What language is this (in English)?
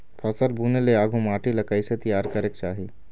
Chhattisgarhi